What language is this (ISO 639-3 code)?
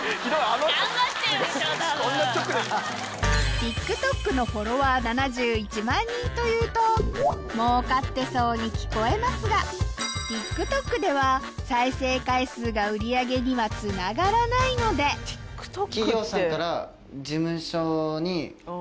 jpn